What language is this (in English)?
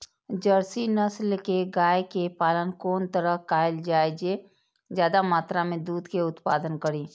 Maithili